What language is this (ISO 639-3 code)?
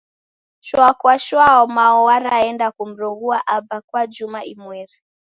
dav